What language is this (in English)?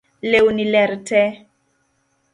Luo (Kenya and Tanzania)